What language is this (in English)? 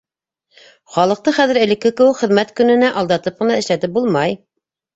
Bashkir